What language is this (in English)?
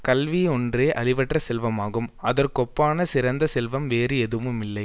Tamil